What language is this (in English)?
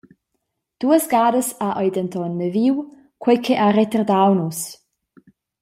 Romansh